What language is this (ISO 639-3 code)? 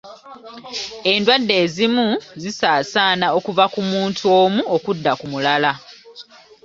lug